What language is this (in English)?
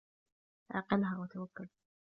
Arabic